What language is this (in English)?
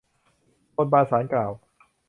Thai